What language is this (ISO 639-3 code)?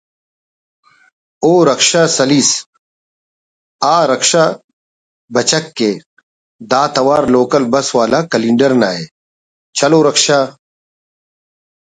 brh